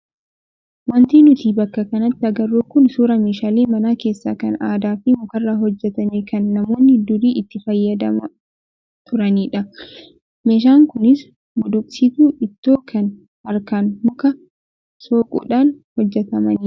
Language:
Oromo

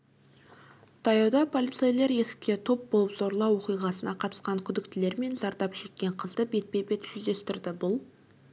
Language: Kazakh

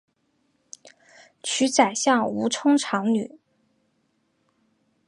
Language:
Chinese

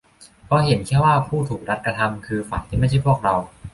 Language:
Thai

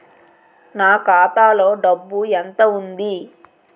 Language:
Telugu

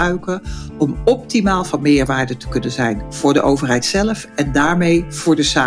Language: Dutch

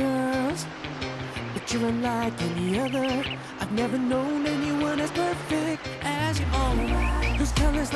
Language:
Japanese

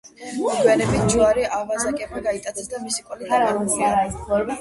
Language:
Georgian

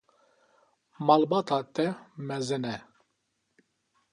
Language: Kurdish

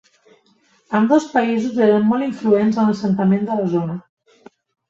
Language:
Catalan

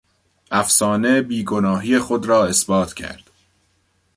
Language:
Persian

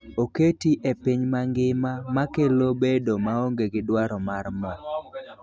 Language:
Luo (Kenya and Tanzania)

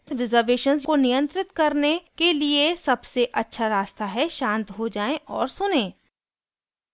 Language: Hindi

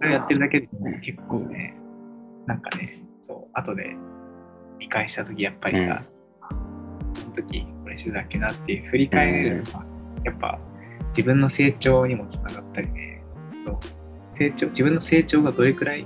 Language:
Japanese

